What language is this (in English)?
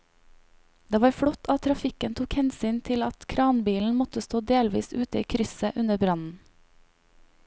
Norwegian